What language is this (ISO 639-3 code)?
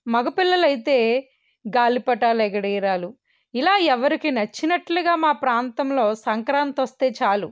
tel